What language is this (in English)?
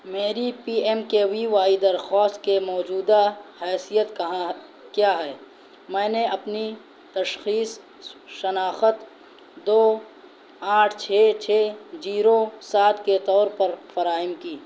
Urdu